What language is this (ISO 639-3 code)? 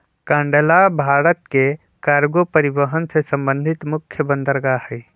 mag